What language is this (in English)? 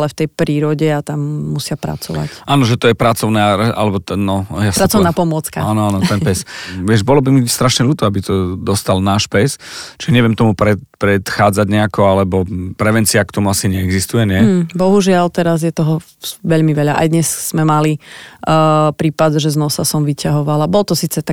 Slovak